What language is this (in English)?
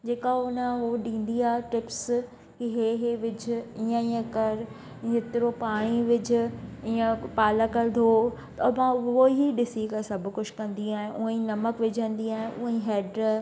Sindhi